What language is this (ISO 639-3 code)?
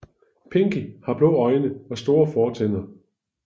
dan